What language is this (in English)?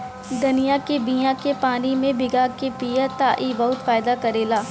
Bhojpuri